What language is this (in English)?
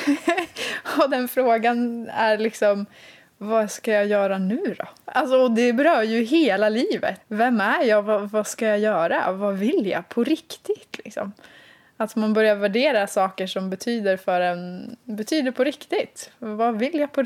Swedish